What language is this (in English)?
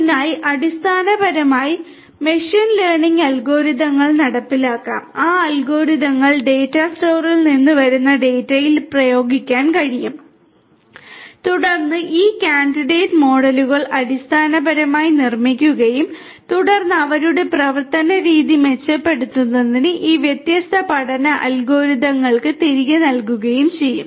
Malayalam